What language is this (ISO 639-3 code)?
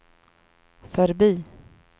swe